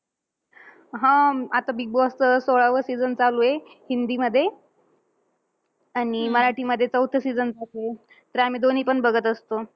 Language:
Marathi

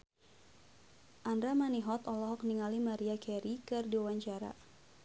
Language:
Sundanese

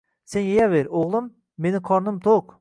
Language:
Uzbek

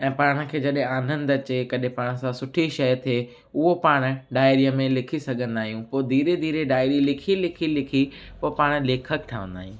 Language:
Sindhi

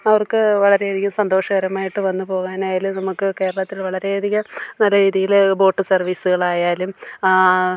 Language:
Malayalam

